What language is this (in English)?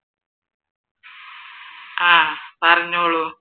Malayalam